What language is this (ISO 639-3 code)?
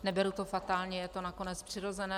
ces